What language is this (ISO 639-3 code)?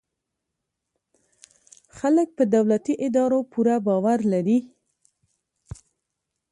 pus